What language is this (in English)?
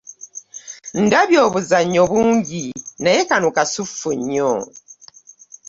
Ganda